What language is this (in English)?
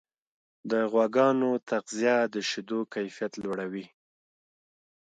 Pashto